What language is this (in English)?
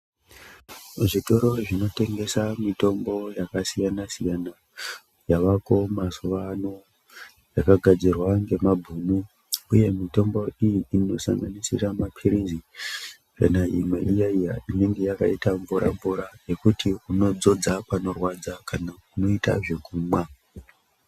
Ndau